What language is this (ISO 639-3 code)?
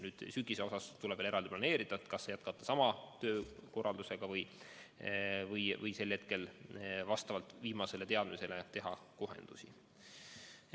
est